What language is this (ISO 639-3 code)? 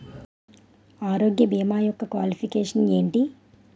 tel